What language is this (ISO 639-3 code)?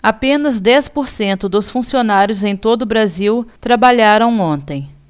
por